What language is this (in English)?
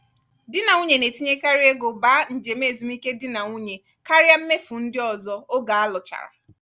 Igbo